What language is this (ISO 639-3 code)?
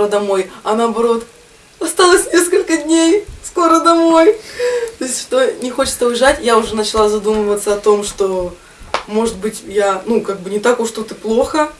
rus